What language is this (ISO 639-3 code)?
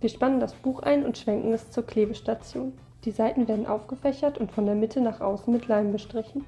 deu